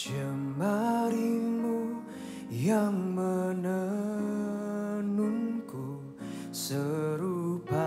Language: Indonesian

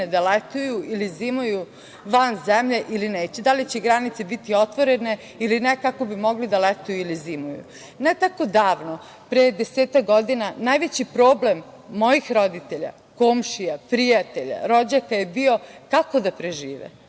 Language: Serbian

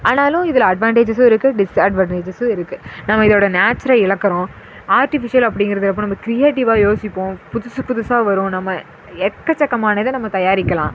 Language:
Tamil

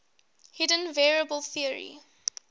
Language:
English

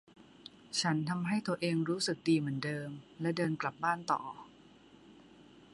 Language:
Thai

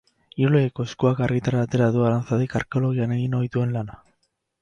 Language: Basque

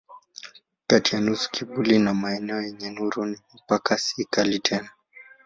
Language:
Swahili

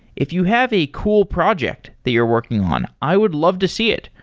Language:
English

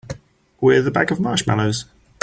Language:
English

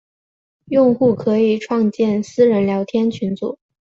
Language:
Chinese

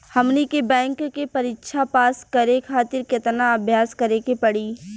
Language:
Bhojpuri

